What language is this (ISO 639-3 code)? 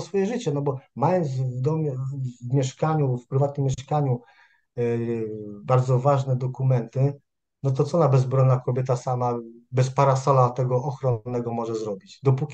pol